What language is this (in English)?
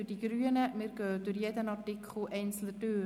Swiss German